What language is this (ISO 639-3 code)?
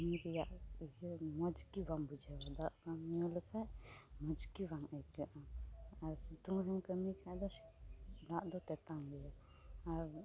sat